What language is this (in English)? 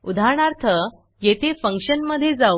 Marathi